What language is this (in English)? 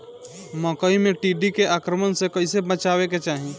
Bhojpuri